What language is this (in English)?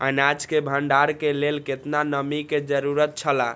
Maithili